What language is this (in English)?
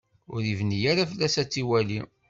Kabyle